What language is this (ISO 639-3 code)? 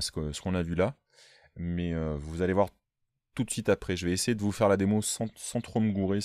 fra